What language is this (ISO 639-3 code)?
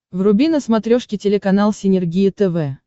rus